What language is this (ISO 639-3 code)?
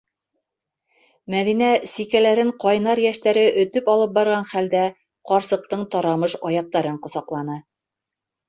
bak